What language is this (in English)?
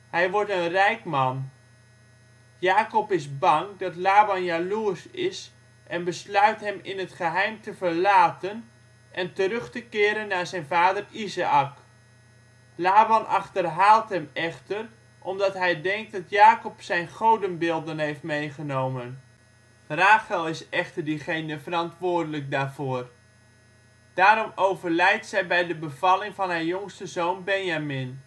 Dutch